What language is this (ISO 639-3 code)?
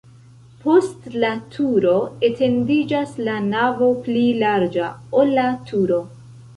epo